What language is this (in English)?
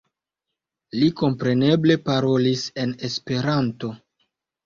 Esperanto